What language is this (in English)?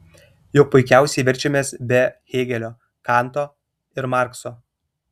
Lithuanian